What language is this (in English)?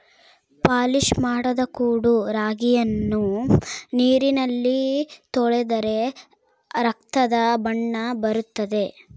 Kannada